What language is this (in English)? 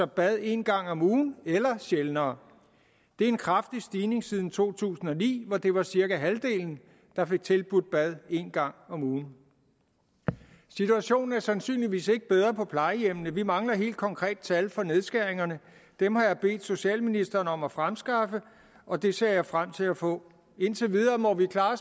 Danish